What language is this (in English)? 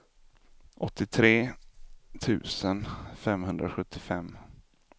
Swedish